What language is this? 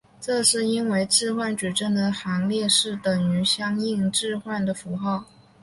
Chinese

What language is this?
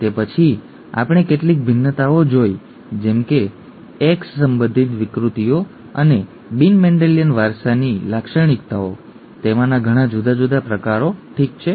Gujarati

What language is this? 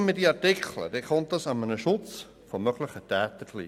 Swiss German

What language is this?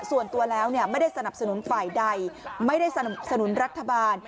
Thai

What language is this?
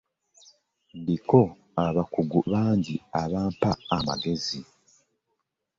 Ganda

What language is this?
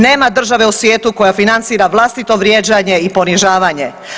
Croatian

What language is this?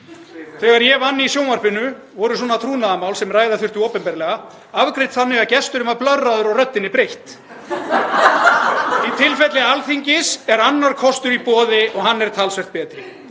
Icelandic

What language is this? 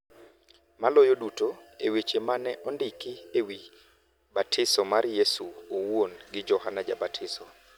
Luo (Kenya and Tanzania)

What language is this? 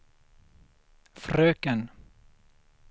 Swedish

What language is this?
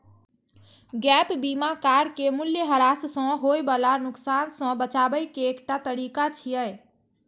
Maithili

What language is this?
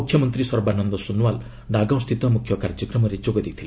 Odia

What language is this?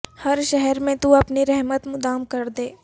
Urdu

